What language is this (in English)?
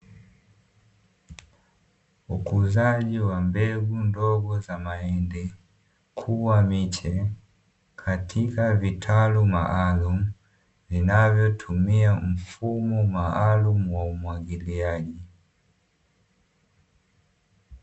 Swahili